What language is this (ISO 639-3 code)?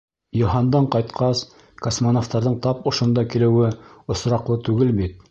bak